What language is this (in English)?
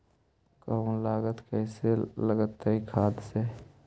Magahi